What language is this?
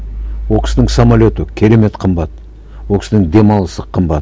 Kazakh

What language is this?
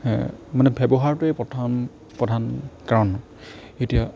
Assamese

